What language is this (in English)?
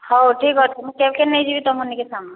Odia